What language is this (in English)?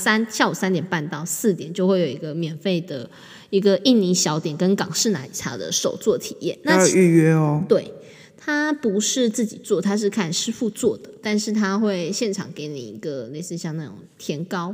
Chinese